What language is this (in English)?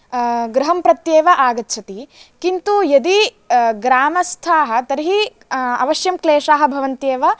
Sanskrit